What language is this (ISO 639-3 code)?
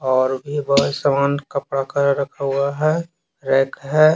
hin